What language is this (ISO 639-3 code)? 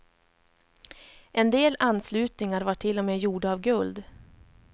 swe